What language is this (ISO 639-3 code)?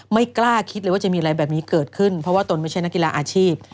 tha